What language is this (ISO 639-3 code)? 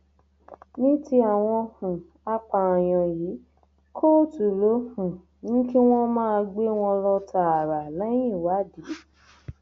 yor